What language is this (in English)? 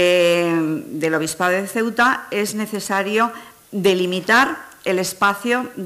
Spanish